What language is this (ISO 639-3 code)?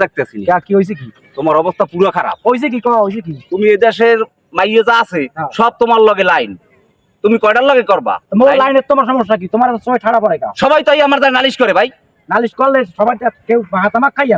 ben